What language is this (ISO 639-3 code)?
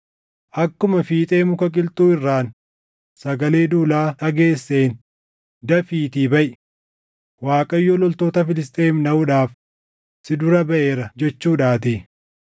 orm